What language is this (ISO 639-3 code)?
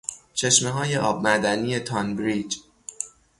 fas